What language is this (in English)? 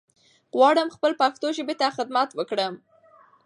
Pashto